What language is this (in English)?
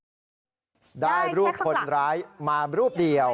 Thai